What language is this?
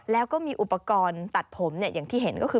Thai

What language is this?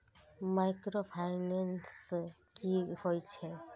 Maithili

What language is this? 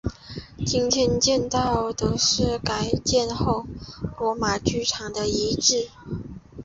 Chinese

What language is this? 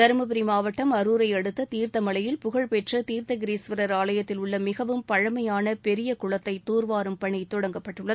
Tamil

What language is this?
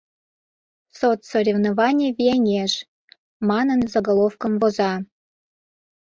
Mari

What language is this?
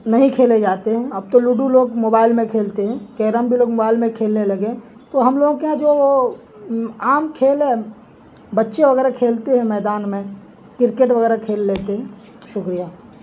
Urdu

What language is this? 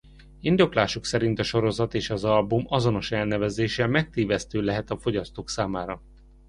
Hungarian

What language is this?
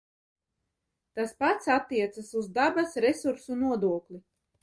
Latvian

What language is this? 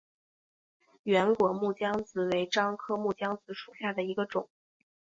Chinese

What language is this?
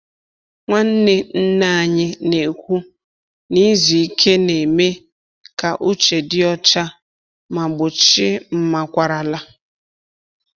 Igbo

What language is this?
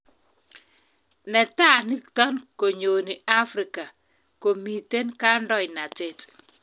Kalenjin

